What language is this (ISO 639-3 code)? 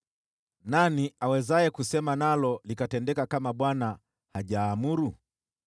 swa